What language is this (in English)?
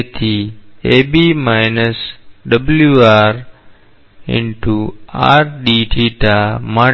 Gujarati